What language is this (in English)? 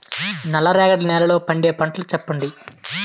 Telugu